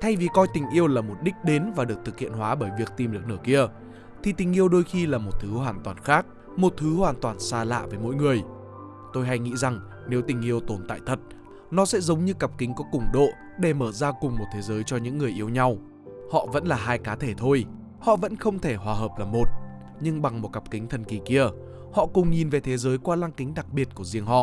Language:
Vietnamese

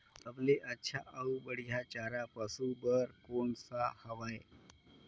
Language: Chhattisgarhi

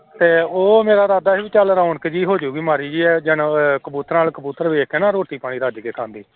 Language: Punjabi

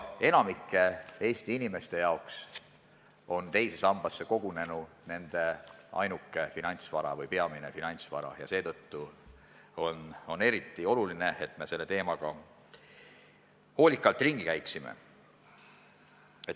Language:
Estonian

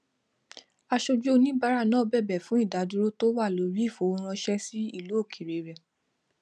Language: Yoruba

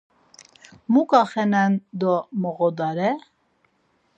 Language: Laz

